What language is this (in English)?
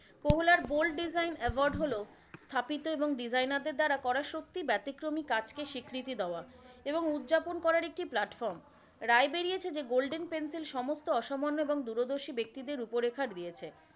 Bangla